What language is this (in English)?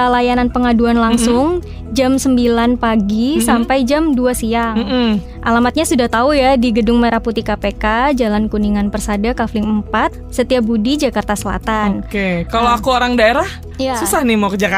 Indonesian